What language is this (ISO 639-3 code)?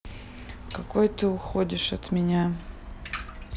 rus